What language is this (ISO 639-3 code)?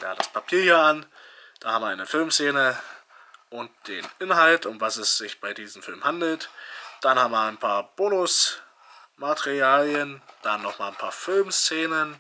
deu